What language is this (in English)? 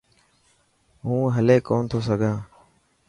Dhatki